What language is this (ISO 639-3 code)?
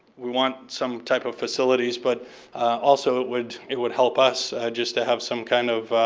eng